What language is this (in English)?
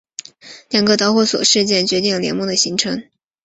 Chinese